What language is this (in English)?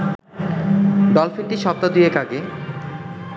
Bangla